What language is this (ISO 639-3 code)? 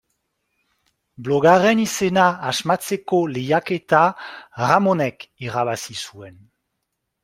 eus